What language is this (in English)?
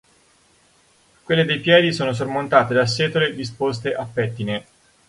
Italian